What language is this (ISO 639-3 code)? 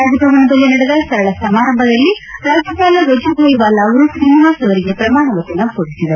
kan